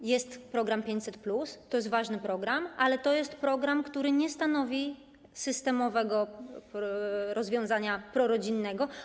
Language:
Polish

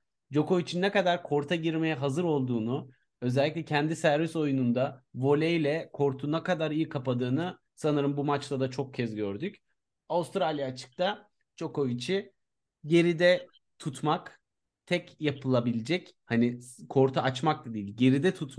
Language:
Turkish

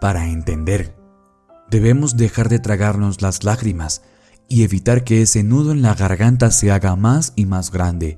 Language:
Spanish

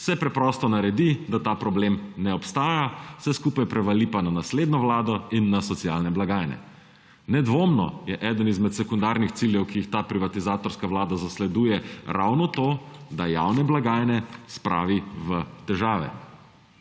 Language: Slovenian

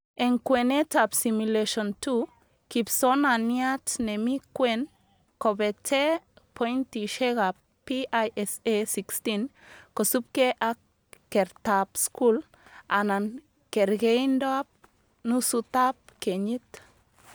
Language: Kalenjin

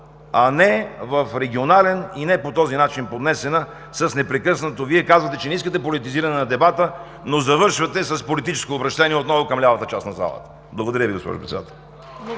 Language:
Bulgarian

